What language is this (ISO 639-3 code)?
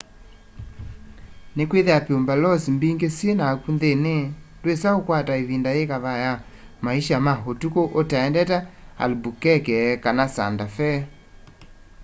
kam